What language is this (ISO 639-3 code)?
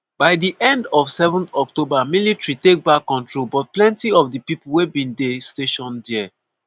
pcm